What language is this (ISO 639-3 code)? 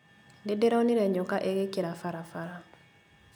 kik